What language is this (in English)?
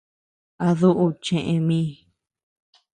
Tepeuxila Cuicatec